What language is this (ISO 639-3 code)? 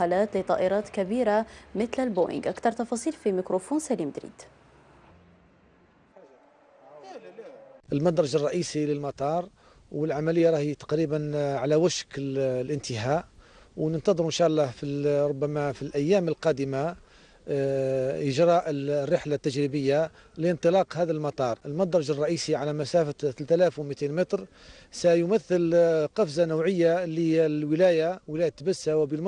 ara